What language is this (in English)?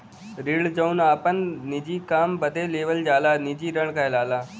Bhojpuri